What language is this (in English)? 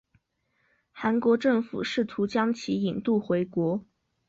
Chinese